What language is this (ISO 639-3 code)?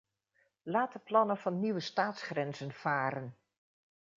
nld